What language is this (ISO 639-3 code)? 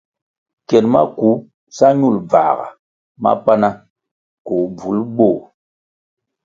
nmg